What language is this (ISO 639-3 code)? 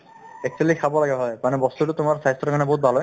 asm